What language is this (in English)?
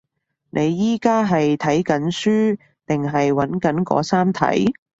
Cantonese